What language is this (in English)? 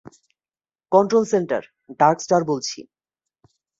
Bangla